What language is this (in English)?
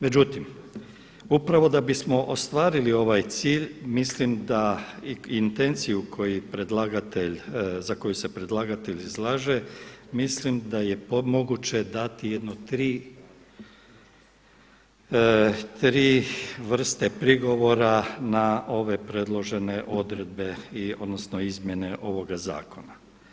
Croatian